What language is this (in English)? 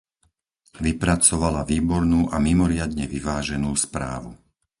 Slovak